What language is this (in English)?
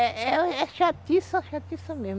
Portuguese